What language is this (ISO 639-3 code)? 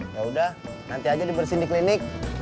ind